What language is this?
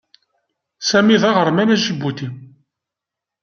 Kabyle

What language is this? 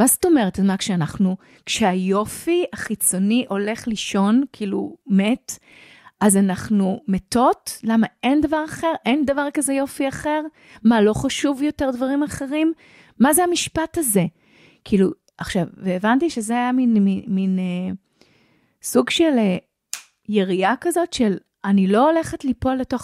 Hebrew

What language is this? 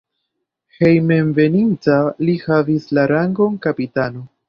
Esperanto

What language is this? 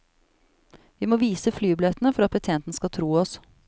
Norwegian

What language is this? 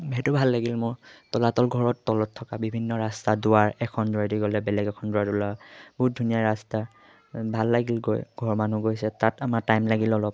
Assamese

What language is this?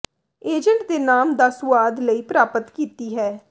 Punjabi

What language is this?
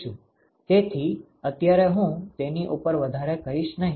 Gujarati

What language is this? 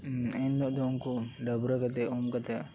Santali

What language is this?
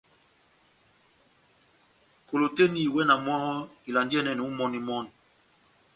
Batanga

